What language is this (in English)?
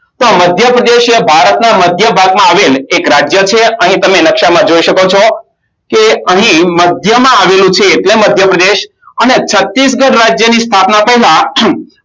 Gujarati